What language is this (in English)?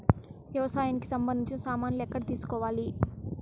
Telugu